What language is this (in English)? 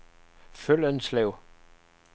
Danish